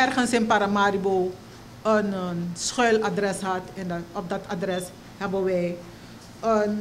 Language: Dutch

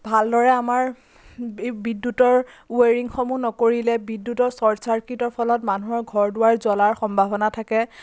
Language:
Assamese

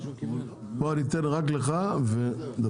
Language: Hebrew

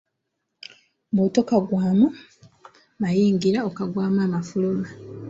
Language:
Ganda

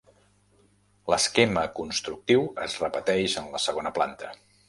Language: Catalan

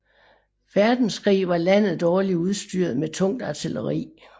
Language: Danish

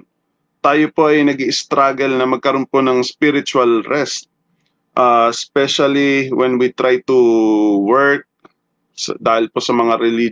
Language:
Filipino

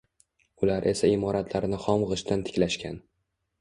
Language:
Uzbek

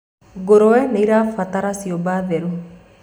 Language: Kikuyu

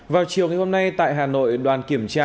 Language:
Vietnamese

